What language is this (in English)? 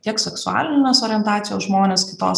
Lithuanian